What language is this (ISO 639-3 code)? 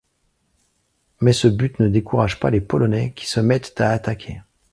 fra